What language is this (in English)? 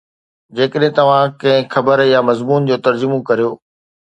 Sindhi